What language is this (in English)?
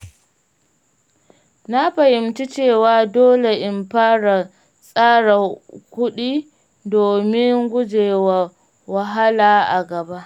Hausa